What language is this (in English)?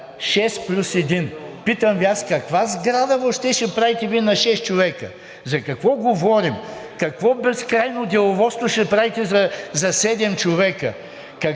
Bulgarian